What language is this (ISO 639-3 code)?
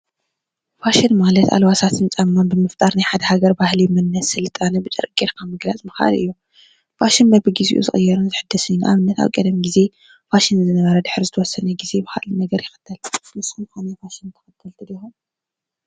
tir